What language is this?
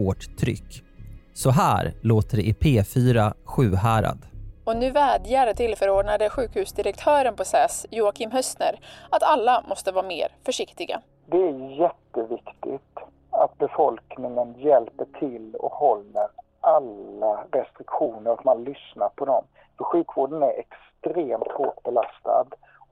Swedish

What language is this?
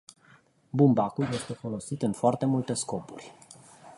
Romanian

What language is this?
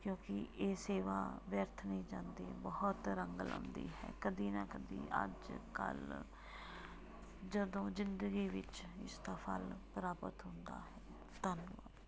Punjabi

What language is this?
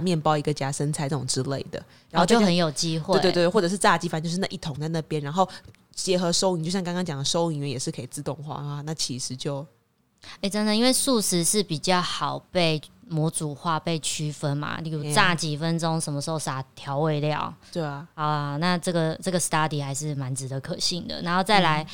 Chinese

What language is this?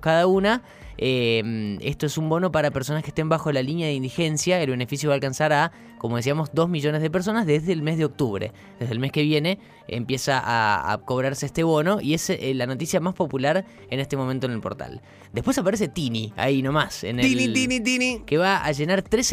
Spanish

